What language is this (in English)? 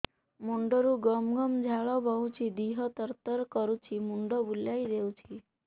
Odia